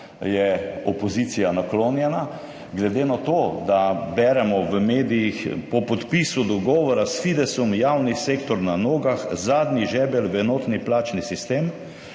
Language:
Slovenian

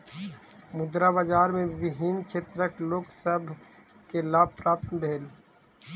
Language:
Maithili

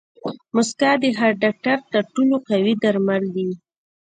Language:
Pashto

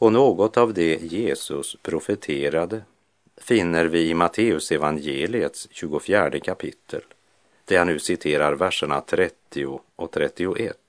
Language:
Swedish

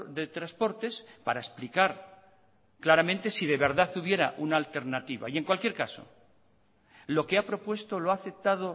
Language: Spanish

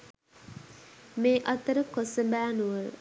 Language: Sinhala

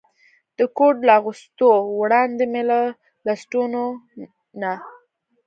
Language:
Pashto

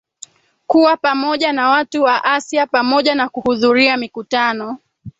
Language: Swahili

